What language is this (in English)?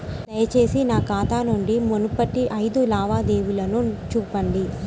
Telugu